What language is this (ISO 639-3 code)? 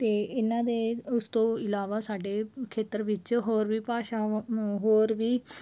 pan